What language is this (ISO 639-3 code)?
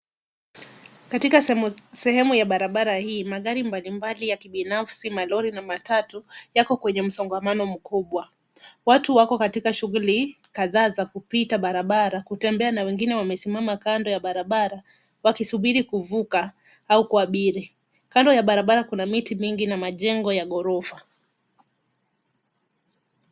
swa